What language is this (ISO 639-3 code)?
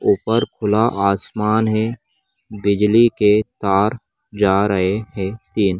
mag